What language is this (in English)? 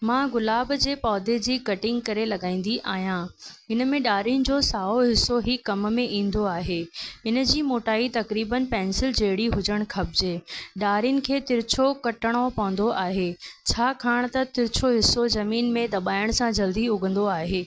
Sindhi